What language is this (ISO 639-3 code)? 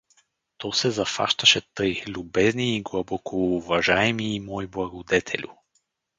bul